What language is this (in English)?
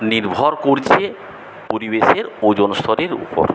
Bangla